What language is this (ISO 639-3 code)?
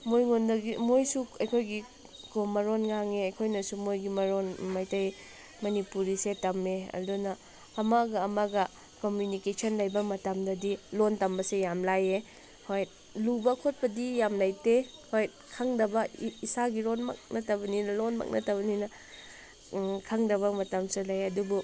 mni